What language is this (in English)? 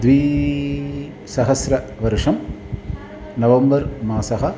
Sanskrit